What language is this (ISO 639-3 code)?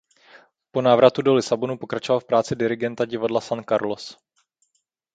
ces